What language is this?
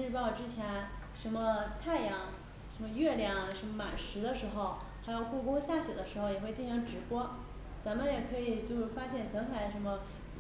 Chinese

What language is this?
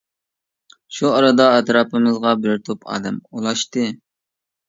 Uyghur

